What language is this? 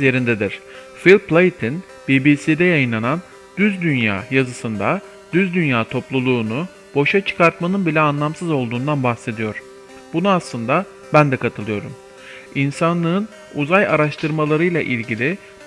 Turkish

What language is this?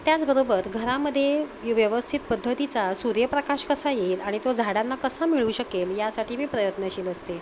Marathi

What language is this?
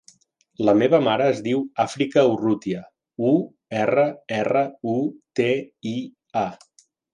Catalan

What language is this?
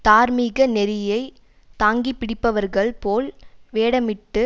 Tamil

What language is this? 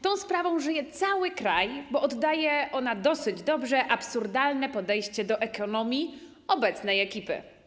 Polish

